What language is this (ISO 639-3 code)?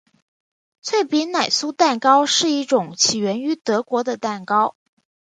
zho